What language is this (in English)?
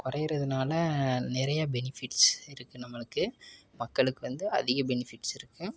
Tamil